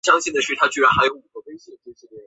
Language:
Chinese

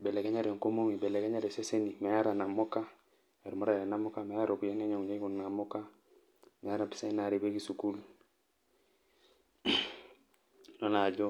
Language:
Masai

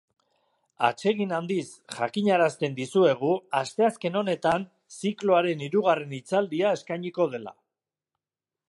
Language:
Basque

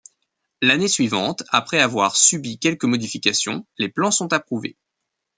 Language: French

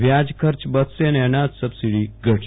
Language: Gujarati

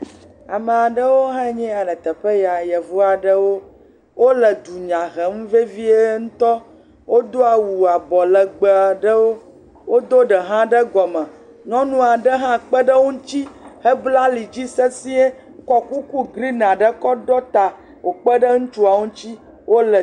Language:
Ewe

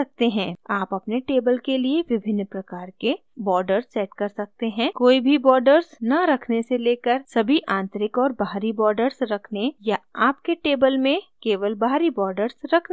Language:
Hindi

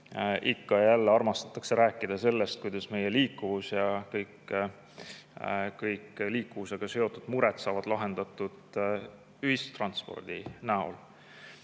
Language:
Estonian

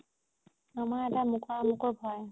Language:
Assamese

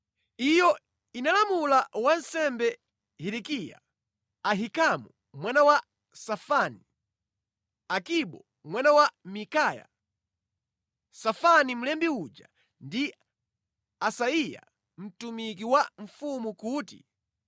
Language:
Nyanja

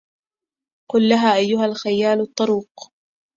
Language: Arabic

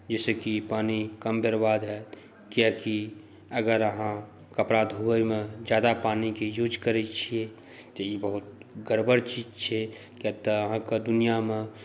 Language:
Maithili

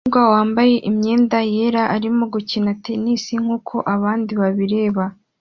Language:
Kinyarwanda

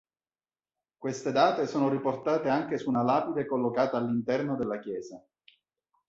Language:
Italian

